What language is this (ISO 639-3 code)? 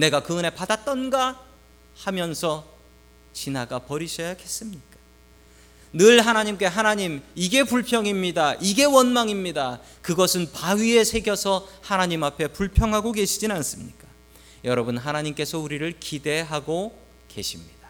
kor